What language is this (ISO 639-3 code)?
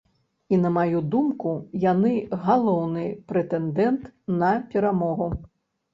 bel